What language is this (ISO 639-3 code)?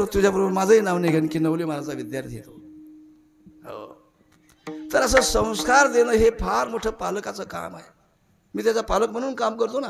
ara